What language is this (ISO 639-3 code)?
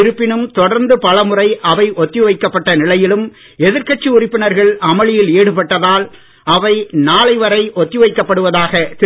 tam